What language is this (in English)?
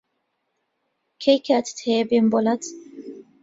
Central Kurdish